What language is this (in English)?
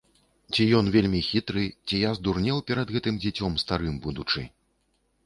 Belarusian